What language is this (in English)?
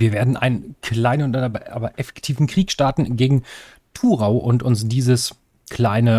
German